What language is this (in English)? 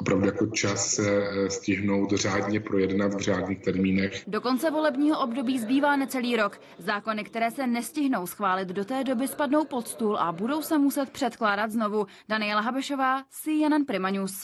Czech